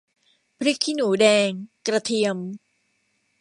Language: Thai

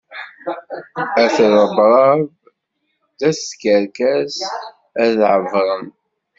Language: Kabyle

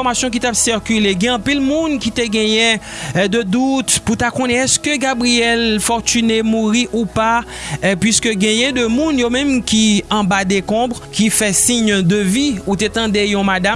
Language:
French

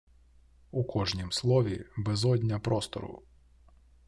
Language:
Ukrainian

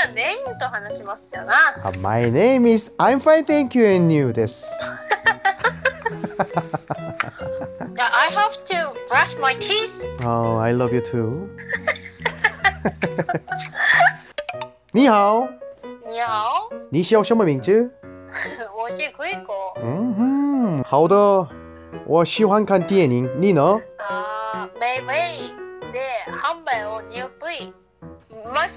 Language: Korean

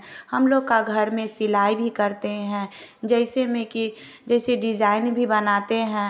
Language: Hindi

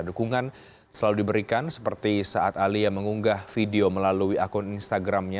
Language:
Indonesian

